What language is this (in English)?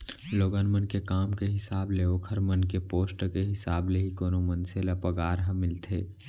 Chhattisgarhi